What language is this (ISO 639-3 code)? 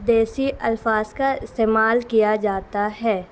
urd